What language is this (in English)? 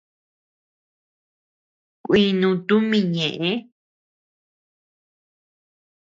Tepeuxila Cuicatec